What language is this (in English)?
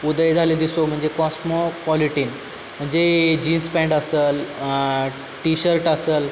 Marathi